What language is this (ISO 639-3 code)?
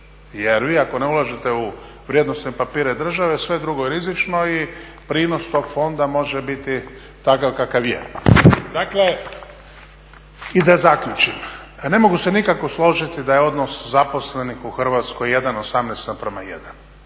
hrv